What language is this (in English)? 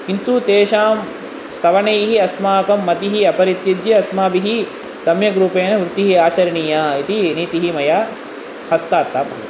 Sanskrit